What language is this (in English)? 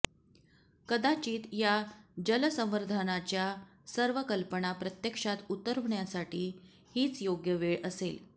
Marathi